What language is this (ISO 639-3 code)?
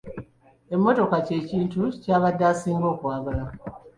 lug